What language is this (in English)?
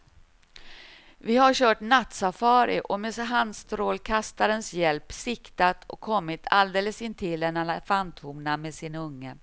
Swedish